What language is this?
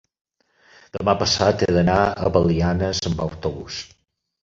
Catalan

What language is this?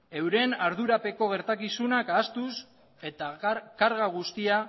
Basque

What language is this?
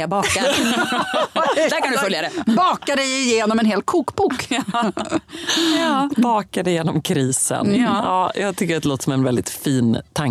Swedish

